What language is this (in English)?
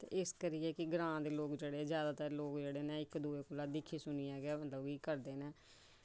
Dogri